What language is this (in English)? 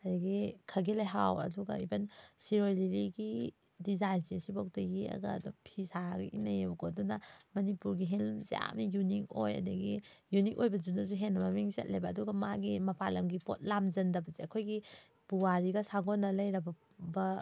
Manipuri